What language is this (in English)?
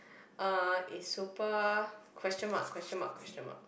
English